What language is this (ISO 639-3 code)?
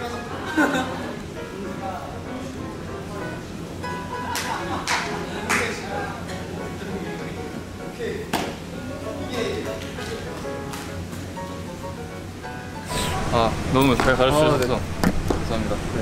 kor